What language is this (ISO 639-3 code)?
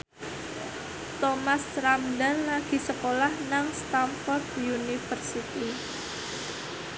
jav